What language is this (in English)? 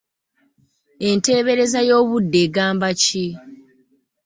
Ganda